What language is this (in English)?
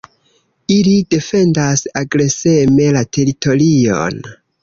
Esperanto